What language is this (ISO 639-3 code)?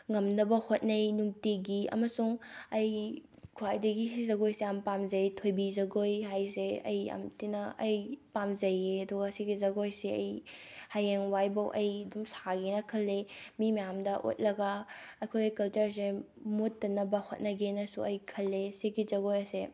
mni